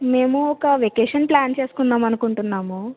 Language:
Telugu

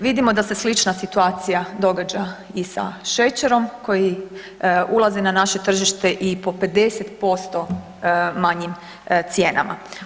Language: Croatian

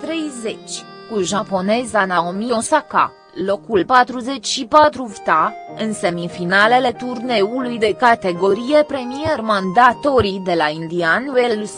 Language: Romanian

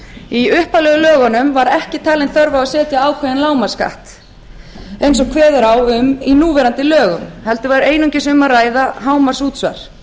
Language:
Icelandic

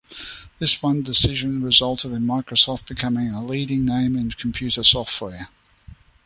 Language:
English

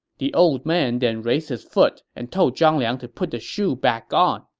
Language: English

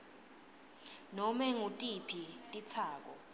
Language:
Swati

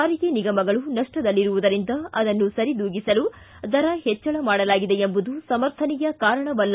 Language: Kannada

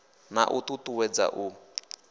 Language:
Venda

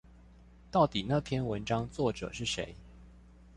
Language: Chinese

